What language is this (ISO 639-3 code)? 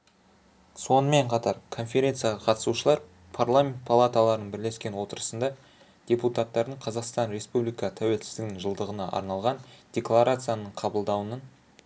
kaz